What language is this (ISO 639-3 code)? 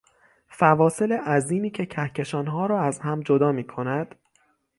fas